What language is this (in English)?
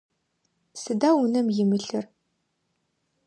Adyghe